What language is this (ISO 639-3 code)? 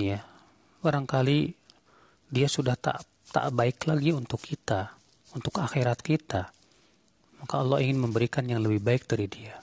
ind